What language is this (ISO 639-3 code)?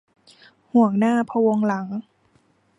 tha